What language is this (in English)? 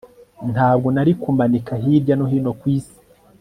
Kinyarwanda